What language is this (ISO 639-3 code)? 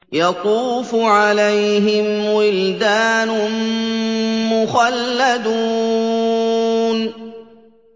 ara